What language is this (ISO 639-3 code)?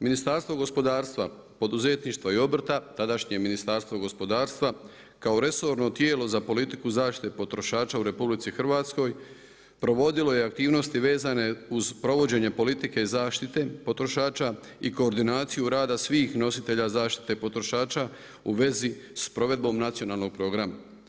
hrv